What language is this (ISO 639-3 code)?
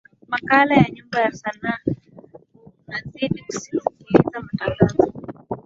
swa